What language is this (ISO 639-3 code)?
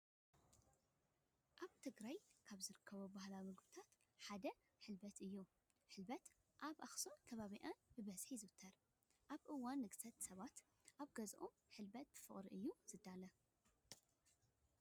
tir